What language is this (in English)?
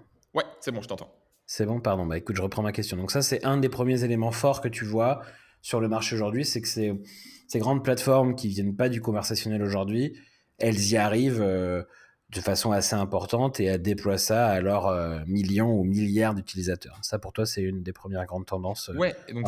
French